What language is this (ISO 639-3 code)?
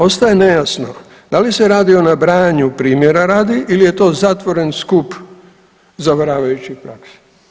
hrv